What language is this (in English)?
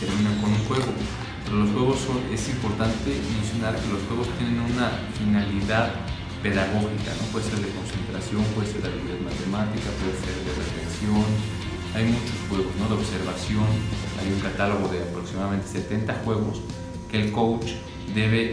Spanish